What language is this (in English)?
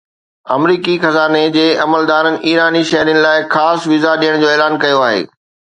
Sindhi